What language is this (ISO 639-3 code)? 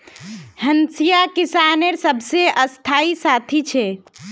mag